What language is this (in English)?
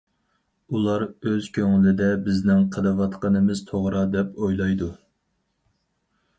Uyghur